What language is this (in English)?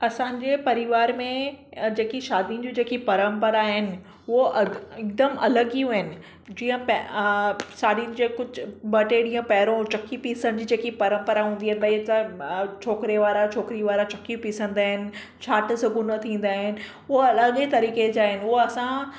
Sindhi